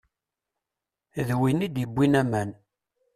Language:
Kabyle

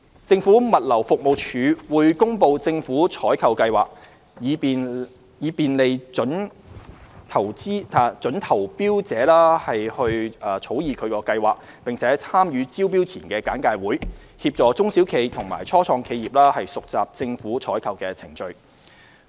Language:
Cantonese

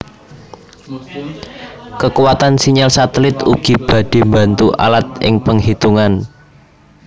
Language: Javanese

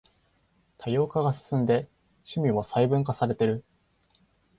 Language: Japanese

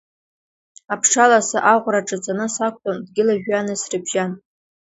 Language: Abkhazian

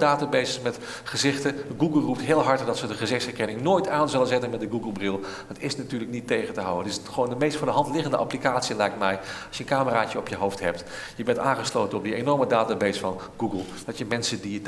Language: Dutch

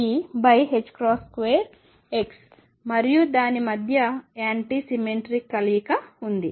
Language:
Telugu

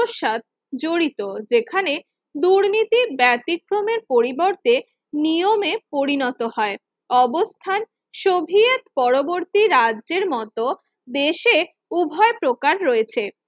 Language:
Bangla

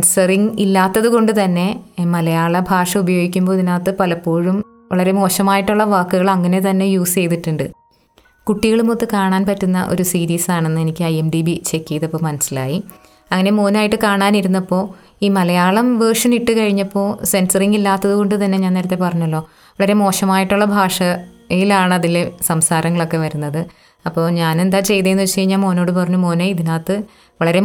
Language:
Malayalam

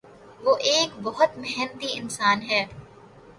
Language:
Urdu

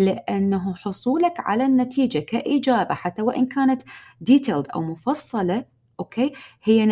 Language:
Arabic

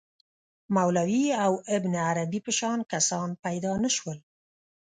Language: Pashto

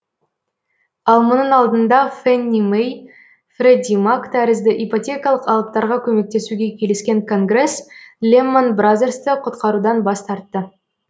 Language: Kazakh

